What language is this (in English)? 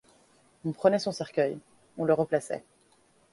French